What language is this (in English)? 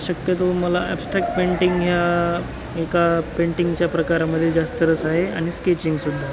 Marathi